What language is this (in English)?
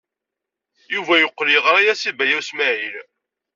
Kabyle